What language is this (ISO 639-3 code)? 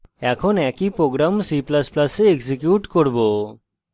ben